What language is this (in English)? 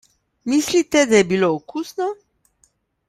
Slovenian